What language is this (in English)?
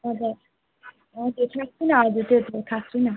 Nepali